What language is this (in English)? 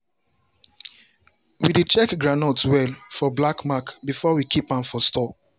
Nigerian Pidgin